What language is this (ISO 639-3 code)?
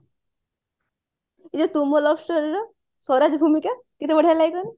ori